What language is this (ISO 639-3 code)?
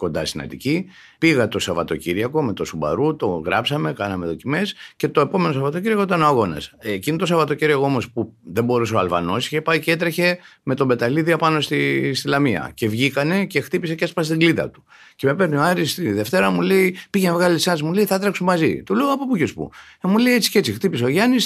ell